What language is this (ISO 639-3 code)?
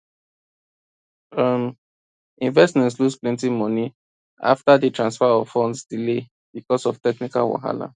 pcm